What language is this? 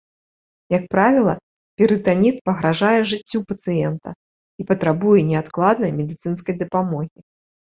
Belarusian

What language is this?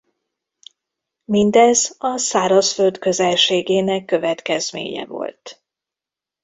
Hungarian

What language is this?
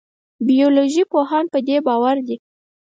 Pashto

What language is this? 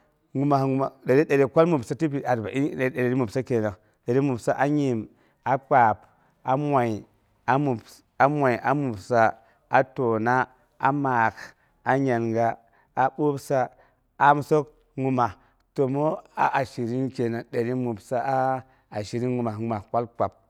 Boghom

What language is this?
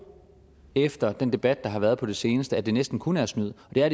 Danish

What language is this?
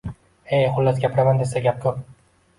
Uzbek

